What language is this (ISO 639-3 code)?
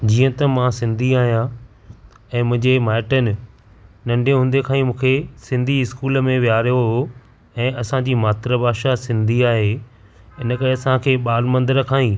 snd